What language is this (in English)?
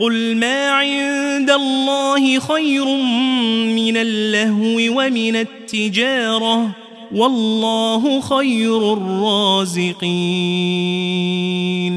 Arabic